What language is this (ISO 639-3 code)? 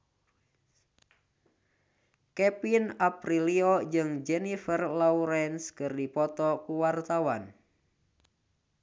sun